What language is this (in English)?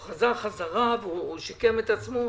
Hebrew